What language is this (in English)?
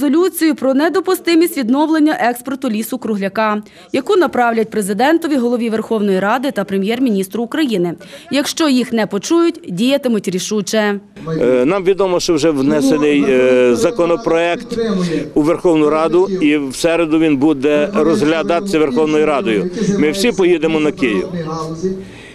Ukrainian